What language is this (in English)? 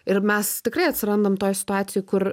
Lithuanian